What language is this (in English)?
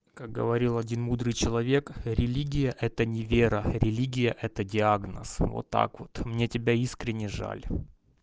Russian